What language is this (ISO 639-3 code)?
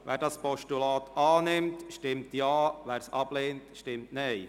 gsw